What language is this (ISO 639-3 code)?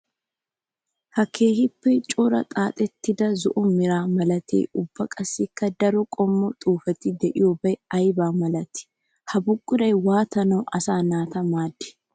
wal